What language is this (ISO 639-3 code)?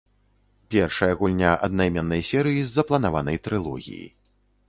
bel